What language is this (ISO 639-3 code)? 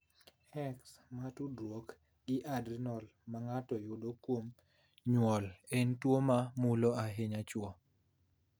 luo